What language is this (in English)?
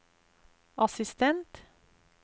Norwegian